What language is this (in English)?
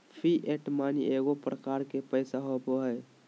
Magahi